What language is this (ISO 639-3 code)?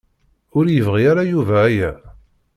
kab